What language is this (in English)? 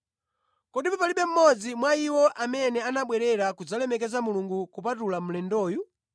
Nyanja